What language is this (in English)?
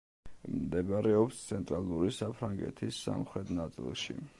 Georgian